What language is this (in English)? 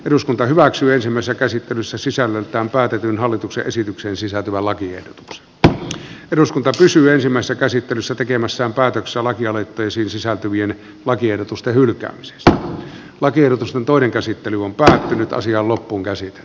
Finnish